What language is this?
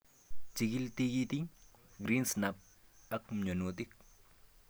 Kalenjin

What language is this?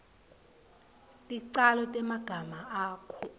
Swati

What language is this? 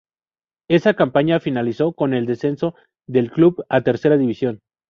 Spanish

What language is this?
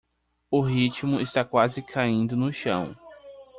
Portuguese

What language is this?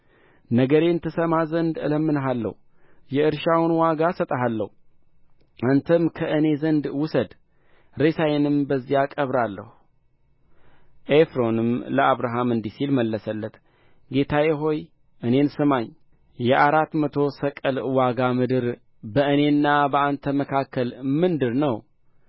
Amharic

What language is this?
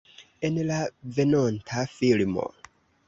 Esperanto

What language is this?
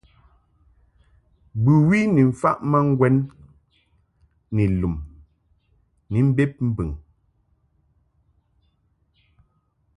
Mungaka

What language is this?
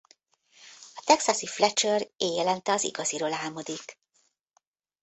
Hungarian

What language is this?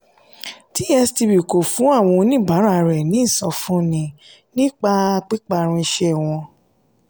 Yoruba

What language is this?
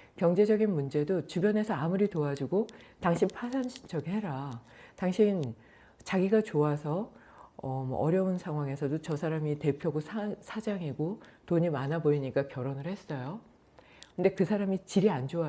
Korean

